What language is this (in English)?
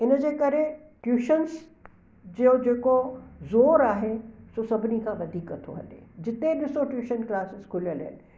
Sindhi